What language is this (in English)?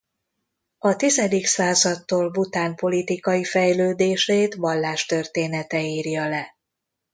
Hungarian